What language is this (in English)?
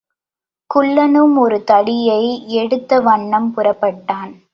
Tamil